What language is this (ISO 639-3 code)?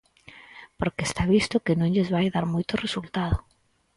glg